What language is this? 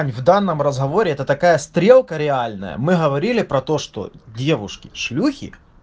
Russian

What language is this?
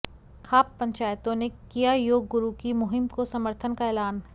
Hindi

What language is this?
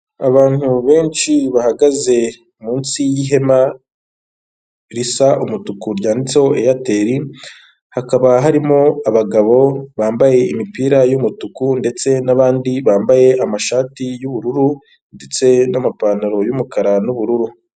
Kinyarwanda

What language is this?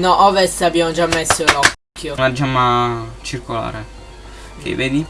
Italian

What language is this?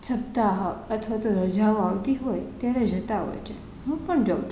Gujarati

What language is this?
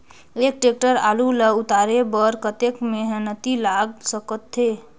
Chhattisgarhi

